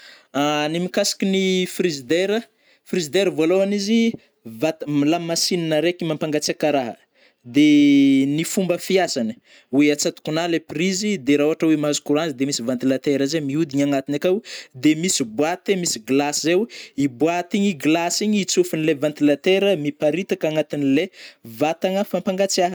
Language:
Northern Betsimisaraka Malagasy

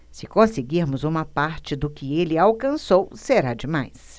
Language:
Portuguese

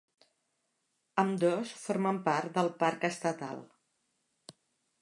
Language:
Catalan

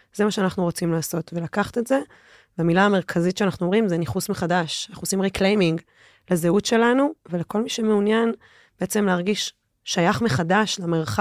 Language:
Hebrew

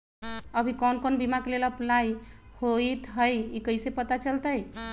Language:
Magahi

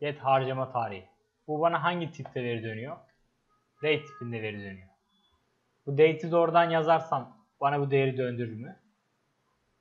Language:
Turkish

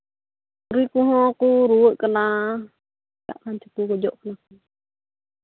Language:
Santali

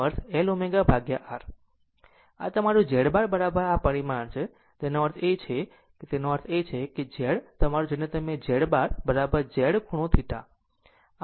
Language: Gujarati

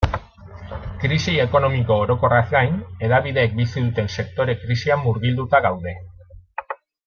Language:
Basque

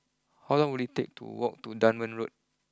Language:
English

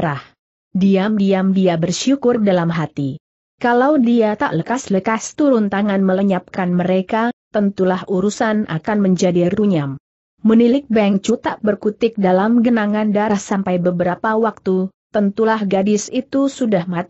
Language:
Indonesian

